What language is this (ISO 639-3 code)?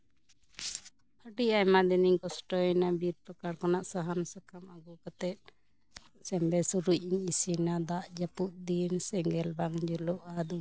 sat